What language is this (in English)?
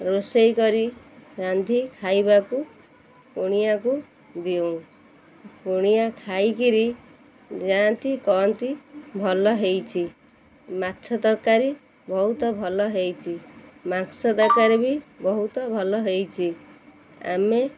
Odia